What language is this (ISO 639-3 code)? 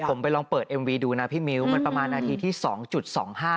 tha